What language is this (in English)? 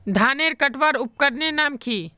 Magahi